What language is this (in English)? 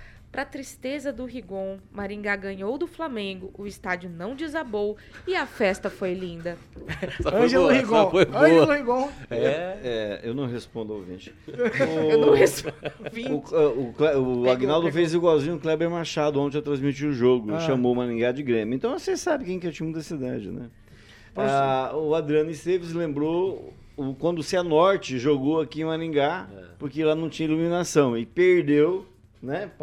Portuguese